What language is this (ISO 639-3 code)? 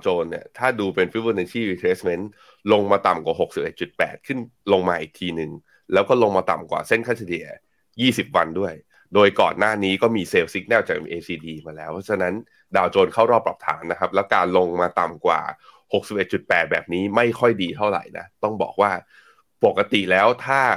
tha